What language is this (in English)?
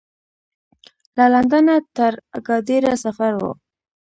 Pashto